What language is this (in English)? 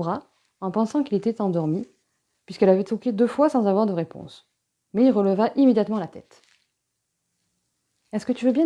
French